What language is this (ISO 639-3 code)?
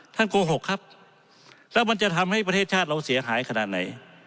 tha